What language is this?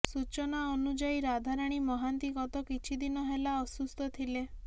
Odia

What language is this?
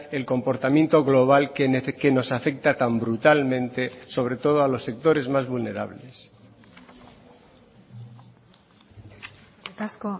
Spanish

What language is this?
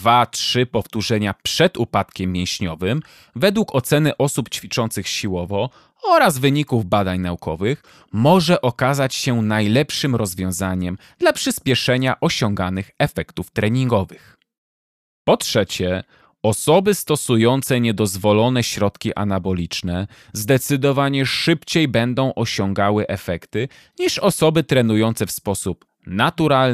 Polish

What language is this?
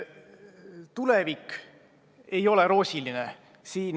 Estonian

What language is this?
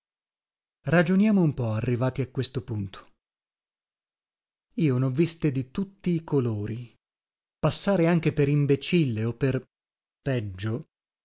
Italian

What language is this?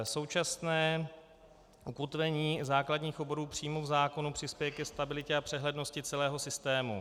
Czech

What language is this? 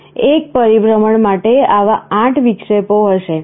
Gujarati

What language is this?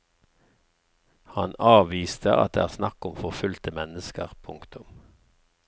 Norwegian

